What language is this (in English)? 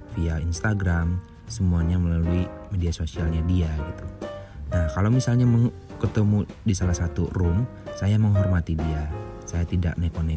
Indonesian